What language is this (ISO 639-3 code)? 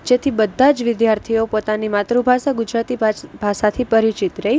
guj